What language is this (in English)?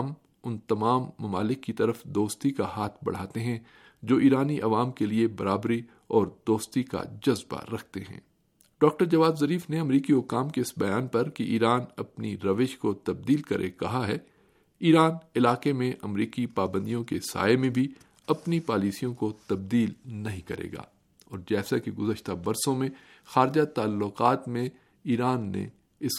Urdu